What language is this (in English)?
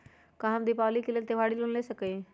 Magahi